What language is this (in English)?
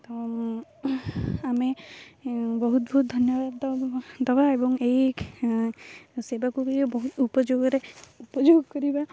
Odia